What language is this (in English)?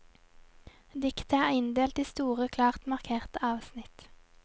Norwegian